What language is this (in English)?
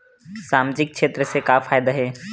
Chhattisgarhi